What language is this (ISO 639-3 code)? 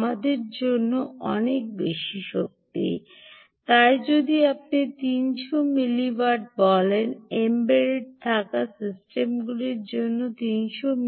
ben